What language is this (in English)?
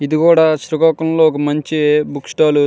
Telugu